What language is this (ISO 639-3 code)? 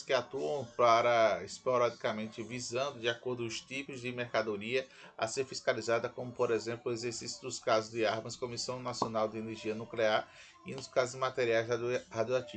por